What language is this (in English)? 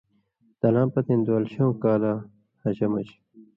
Indus Kohistani